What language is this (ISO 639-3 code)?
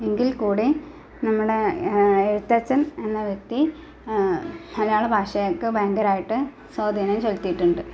mal